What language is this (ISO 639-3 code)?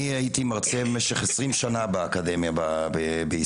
heb